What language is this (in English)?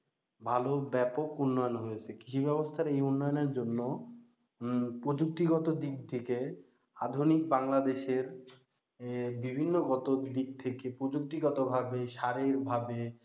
Bangla